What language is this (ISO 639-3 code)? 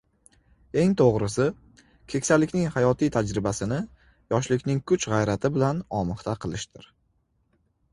uzb